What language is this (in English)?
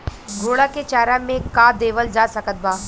Bhojpuri